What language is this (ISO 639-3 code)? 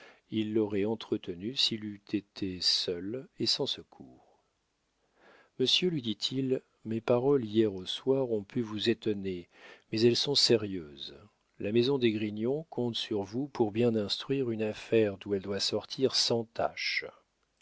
fra